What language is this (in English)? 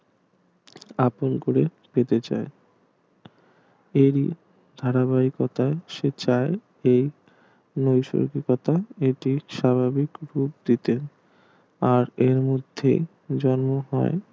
Bangla